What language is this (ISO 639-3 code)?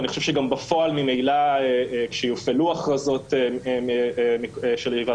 heb